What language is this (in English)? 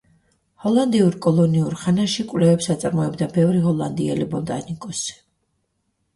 Georgian